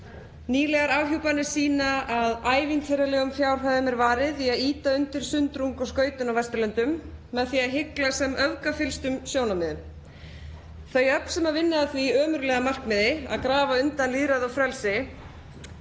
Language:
Icelandic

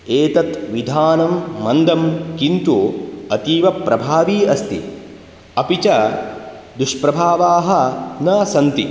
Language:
Sanskrit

